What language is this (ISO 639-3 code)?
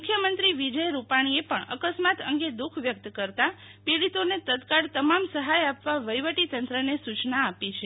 guj